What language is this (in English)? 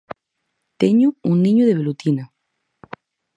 Galician